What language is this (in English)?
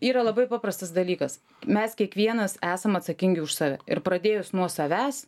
Lithuanian